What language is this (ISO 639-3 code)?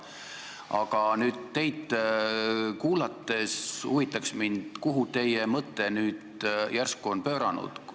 est